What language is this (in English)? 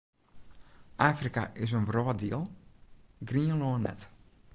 Western Frisian